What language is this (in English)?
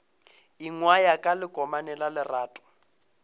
Northern Sotho